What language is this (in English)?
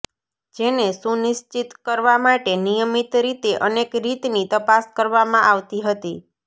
Gujarati